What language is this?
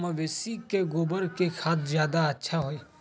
Magahi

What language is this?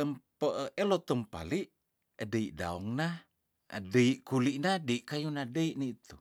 Tondano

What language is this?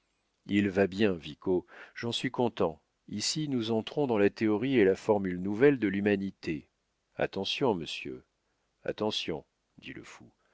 French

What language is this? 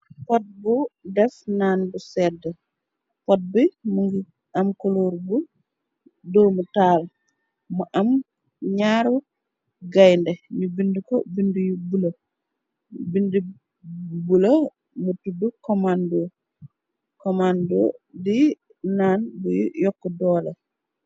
Wolof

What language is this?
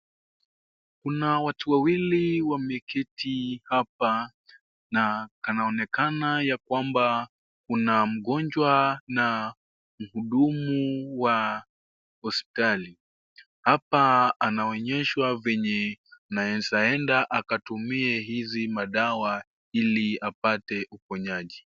Swahili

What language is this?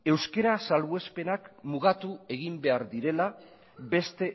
Basque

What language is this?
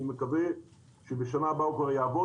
Hebrew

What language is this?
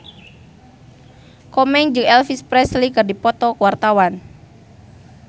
Sundanese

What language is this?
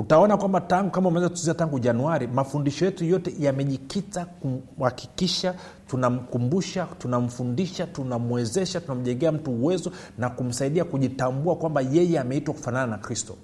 Swahili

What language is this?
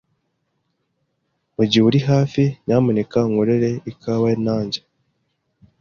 Kinyarwanda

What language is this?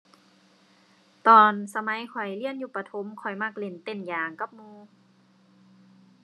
Thai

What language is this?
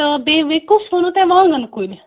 Kashmiri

